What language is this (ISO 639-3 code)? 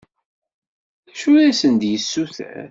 kab